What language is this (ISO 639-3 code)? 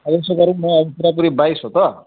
nep